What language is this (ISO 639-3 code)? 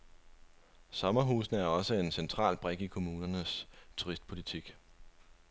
dan